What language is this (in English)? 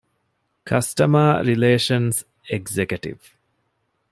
Divehi